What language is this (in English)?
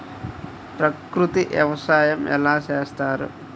Telugu